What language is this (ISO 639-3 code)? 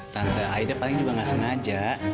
ind